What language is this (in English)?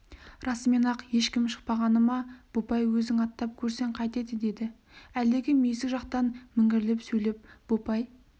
Kazakh